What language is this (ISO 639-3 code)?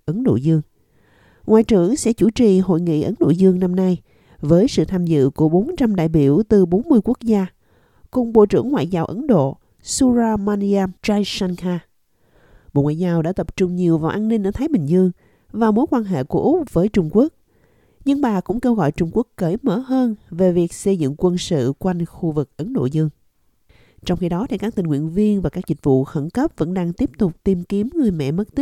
vie